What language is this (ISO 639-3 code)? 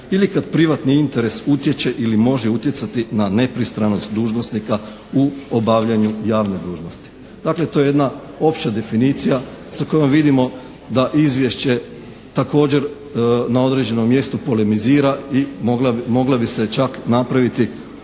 hrv